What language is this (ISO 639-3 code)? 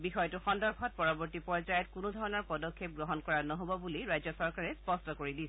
asm